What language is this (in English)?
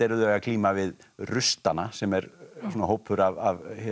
Icelandic